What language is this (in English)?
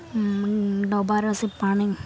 Odia